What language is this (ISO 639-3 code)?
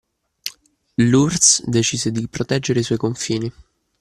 ita